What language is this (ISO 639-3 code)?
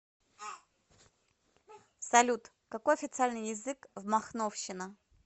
rus